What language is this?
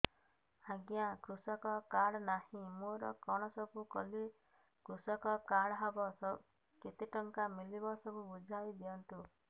Odia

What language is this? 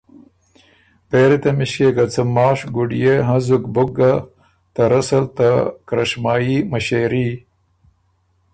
Ormuri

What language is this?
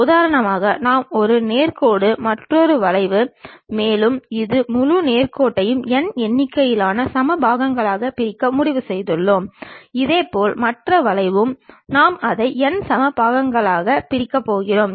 Tamil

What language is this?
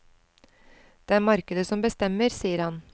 Norwegian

